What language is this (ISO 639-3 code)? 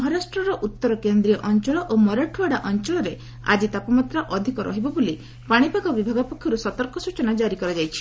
ori